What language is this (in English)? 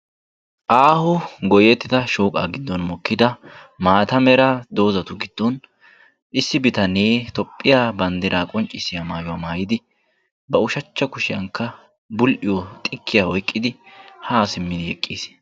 Wolaytta